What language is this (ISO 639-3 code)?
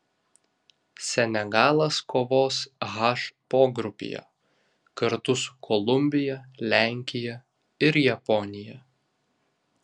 lit